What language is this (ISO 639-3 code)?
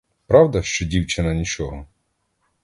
ukr